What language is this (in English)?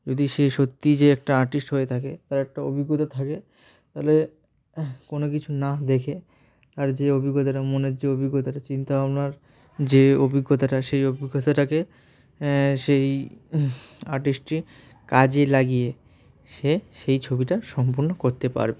Bangla